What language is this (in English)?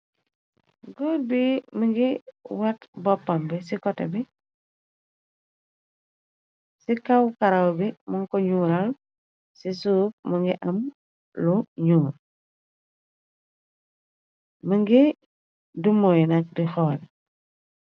Wolof